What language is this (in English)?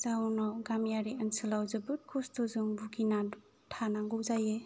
Bodo